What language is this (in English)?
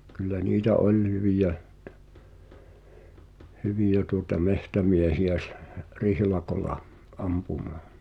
Finnish